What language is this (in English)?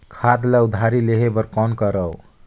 Chhattisgarhi